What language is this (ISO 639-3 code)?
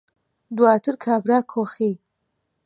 ckb